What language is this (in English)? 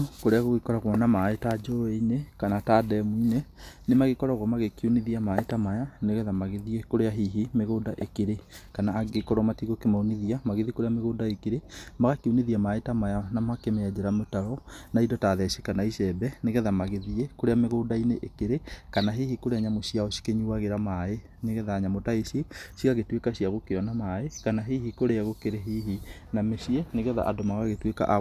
Kikuyu